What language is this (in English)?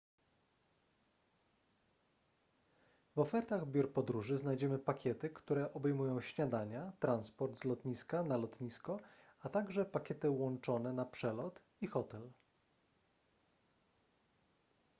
Polish